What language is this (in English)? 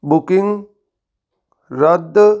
Punjabi